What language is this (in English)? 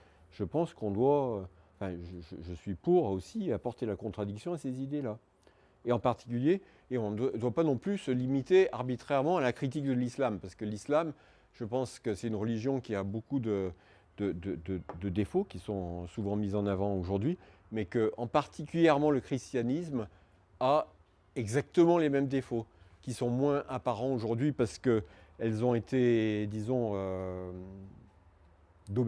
French